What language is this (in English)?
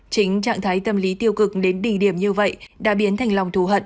Vietnamese